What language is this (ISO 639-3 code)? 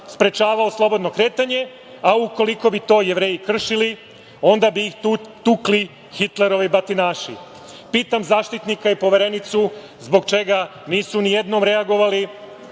srp